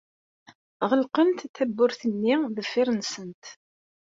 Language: Kabyle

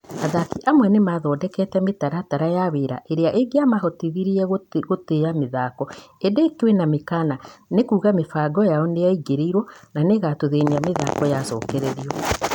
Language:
Kikuyu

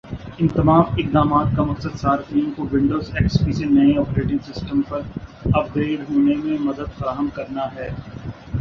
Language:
Urdu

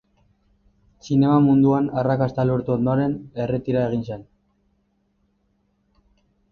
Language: Basque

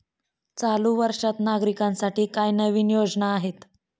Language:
Marathi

